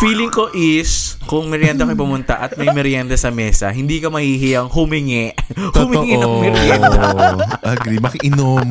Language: Filipino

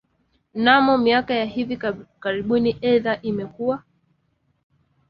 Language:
Swahili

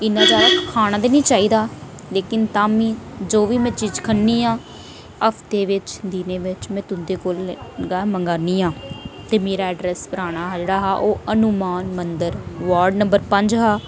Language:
Dogri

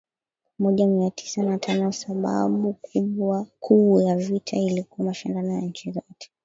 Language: Swahili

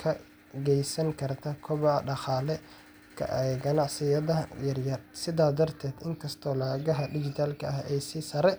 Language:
Somali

